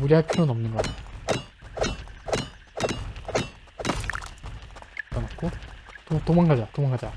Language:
Korean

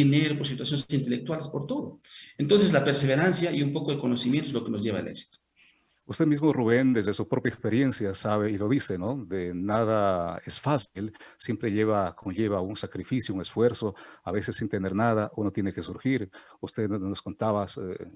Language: Spanish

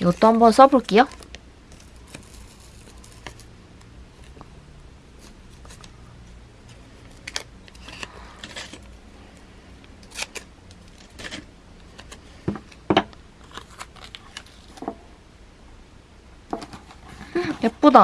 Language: Korean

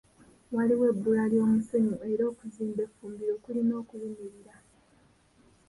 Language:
Ganda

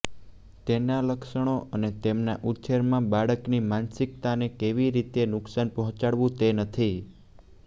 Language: Gujarati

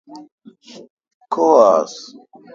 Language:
Kalkoti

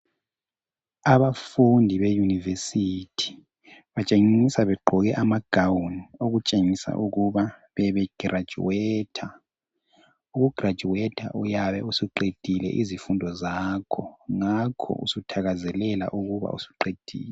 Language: North Ndebele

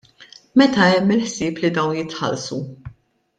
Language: Maltese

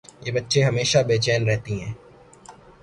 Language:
Urdu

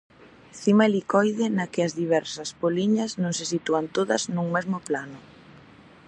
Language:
Galician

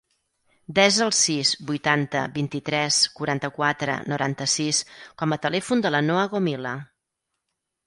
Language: Catalan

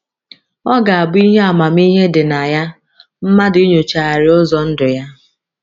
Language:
Igbo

